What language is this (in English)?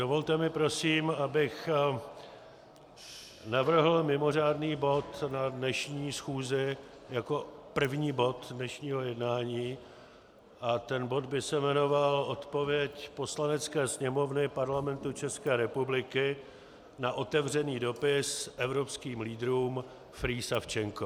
Czech